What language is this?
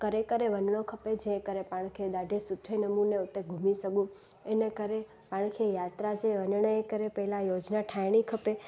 Sindhi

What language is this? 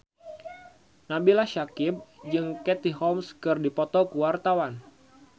Sundanese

